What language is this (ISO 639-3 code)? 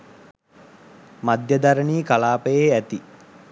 sin